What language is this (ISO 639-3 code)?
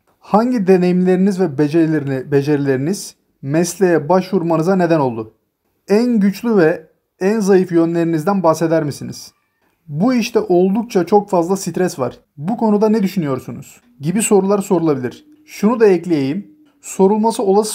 tur